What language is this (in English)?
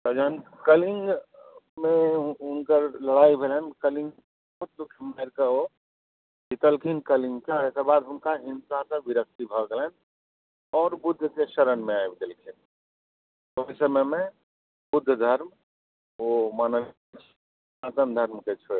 Maithili